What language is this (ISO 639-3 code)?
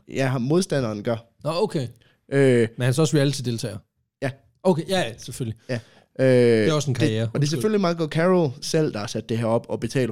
dan